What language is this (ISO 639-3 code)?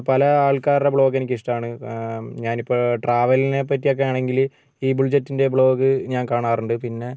mal